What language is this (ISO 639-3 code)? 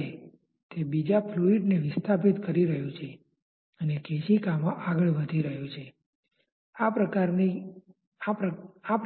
guj